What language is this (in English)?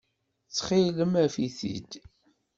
Kabyle